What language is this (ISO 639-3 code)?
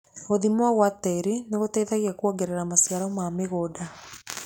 kik